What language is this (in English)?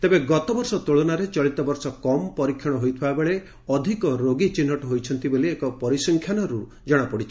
Odia